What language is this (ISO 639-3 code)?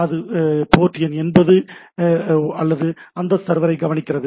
tam